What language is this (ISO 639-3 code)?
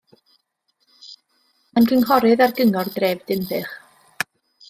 cym